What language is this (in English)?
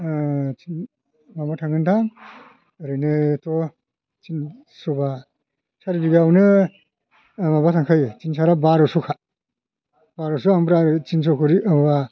Bodo